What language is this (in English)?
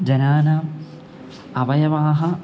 Sanskrit